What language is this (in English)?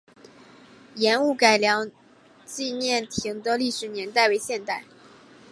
Chinese